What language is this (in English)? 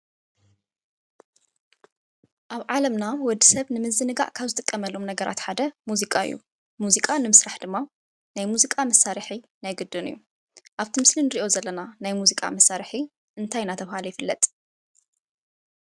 Tigrinya